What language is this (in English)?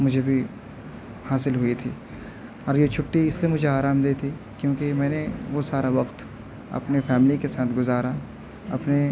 Urdu